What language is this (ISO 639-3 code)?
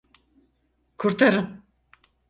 tur